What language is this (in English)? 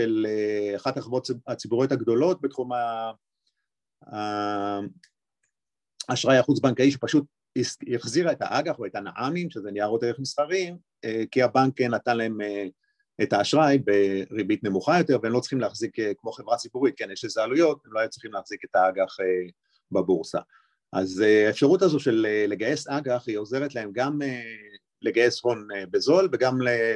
Hebrew